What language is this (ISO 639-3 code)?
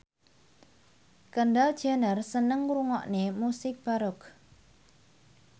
jav